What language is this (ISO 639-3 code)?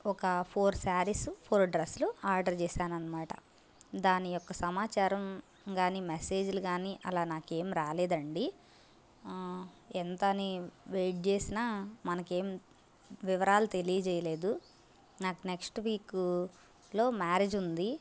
tel